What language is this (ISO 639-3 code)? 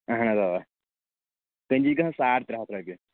kas